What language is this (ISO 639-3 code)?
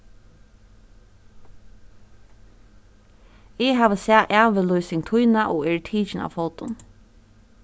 fao